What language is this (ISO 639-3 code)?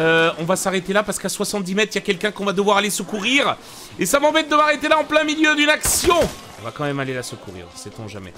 fra